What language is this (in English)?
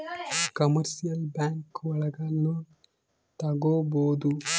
Kannada